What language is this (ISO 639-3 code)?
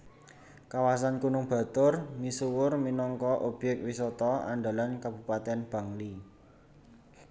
jav